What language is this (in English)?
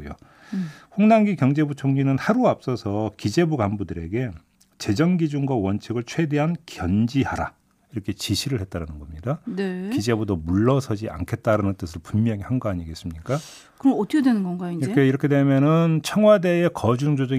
Korean